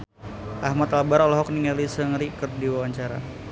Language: Sundanese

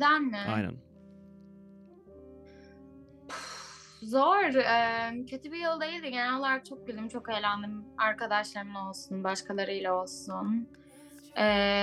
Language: Turkish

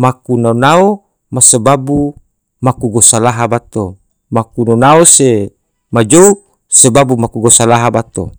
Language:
Tidore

